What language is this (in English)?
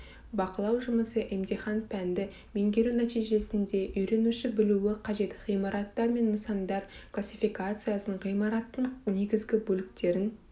Kazakh